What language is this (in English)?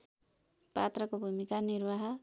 Nepali